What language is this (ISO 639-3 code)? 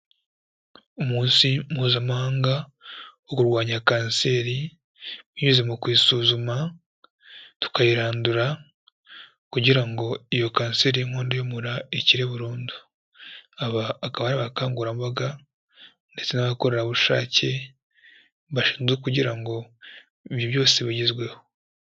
kin